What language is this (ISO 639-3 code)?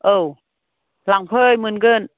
brx